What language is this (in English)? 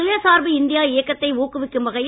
Tamil